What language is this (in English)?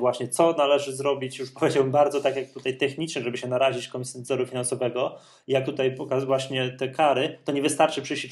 Polish